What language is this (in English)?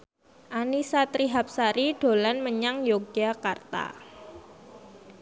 Javanese